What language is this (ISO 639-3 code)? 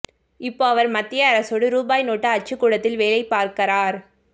tam